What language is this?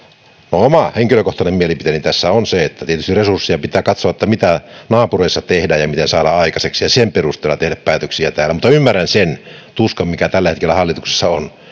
Finnish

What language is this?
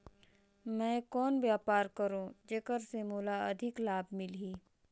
Chhattisgarhi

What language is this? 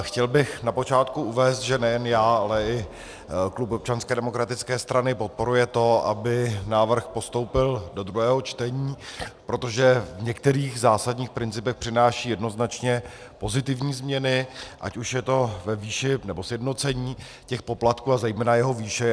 Czech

